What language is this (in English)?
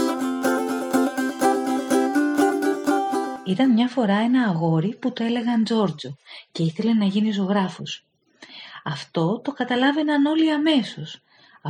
Greek